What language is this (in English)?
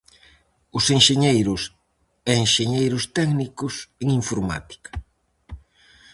Galician